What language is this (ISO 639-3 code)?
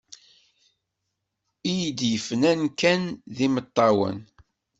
kab